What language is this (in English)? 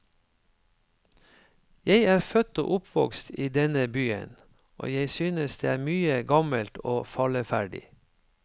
Norwegian